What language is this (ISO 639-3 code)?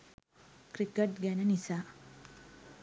sin